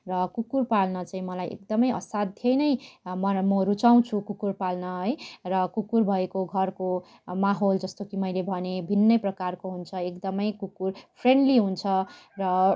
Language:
Nepali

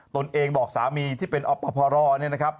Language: Thai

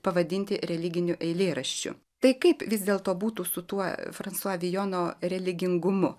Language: Lithuanian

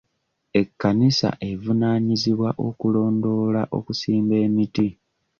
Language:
Ganda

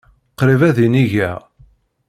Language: Kabyle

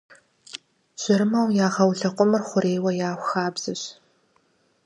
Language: Kabardian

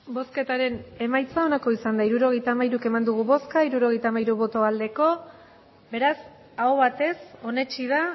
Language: Basque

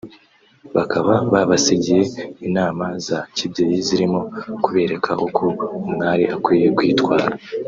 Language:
Kinyarwanda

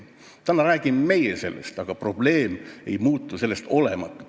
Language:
Estonian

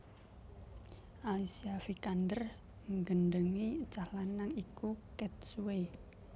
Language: Javanese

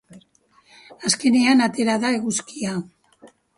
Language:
Basque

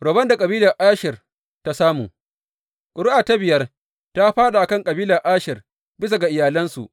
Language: Hausa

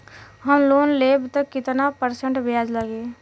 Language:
Bhojpuri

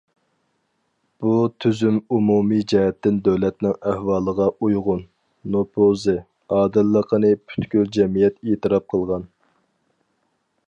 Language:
Uyghur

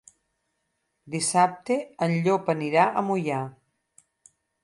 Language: Catalan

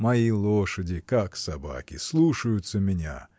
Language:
Russian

